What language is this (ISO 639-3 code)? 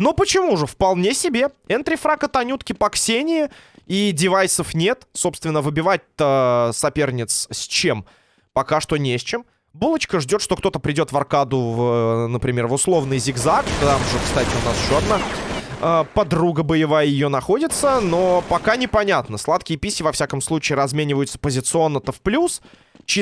rus